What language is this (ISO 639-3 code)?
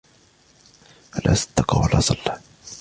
ara